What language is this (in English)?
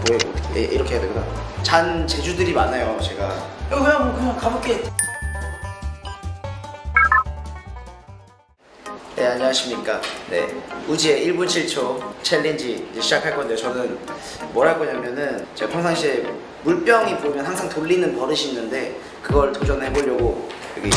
Korean